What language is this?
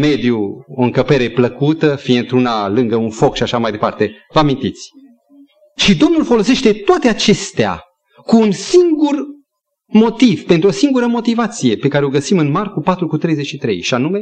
Romanian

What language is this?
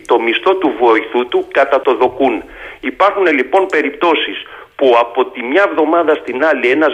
Greek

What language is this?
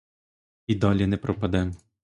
Ukrainian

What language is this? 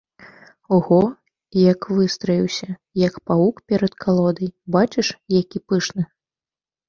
Belarusian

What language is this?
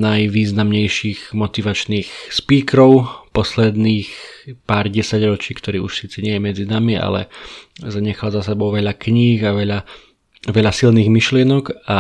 Slovak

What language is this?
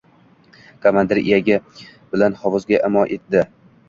Uzbek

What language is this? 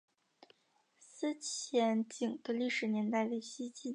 Chinese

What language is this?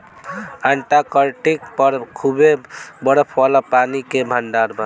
Bhojpuri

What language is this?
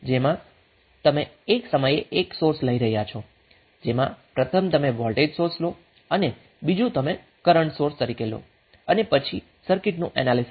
Gujarati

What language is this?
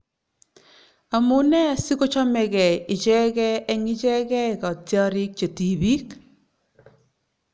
Kalenjin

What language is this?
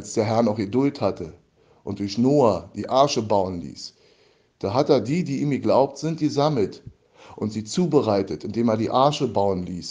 German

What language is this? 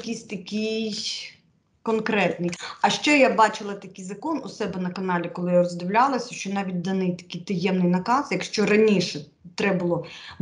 Ukrainian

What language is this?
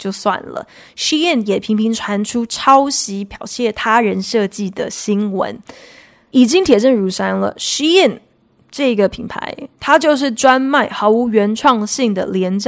Chinese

